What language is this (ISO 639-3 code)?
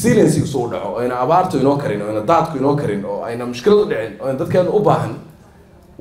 ara